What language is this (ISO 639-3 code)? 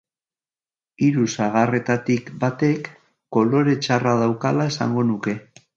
eus